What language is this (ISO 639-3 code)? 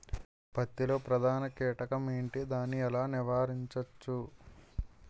tel